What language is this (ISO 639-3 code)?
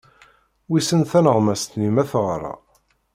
kab